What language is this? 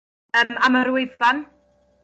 Welsh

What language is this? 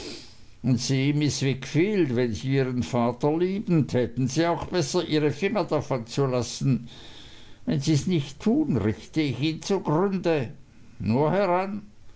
German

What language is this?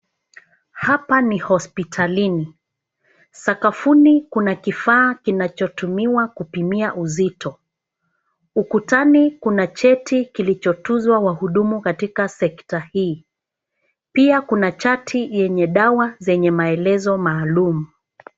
Swahili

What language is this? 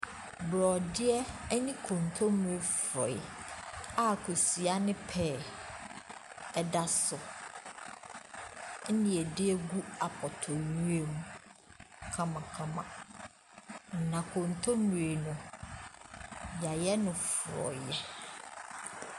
Akan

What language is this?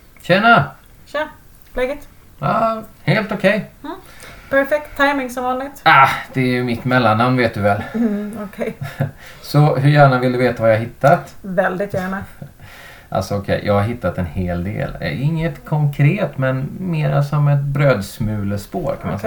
Swedish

